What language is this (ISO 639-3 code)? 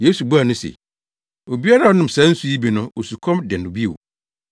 aka